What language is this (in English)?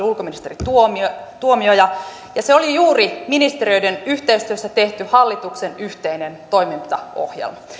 Finnish